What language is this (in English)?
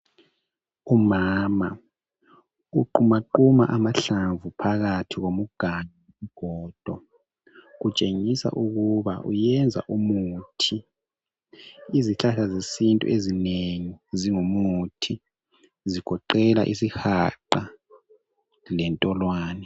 North Ndebele